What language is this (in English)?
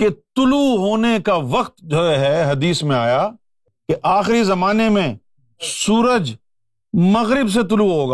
Urdu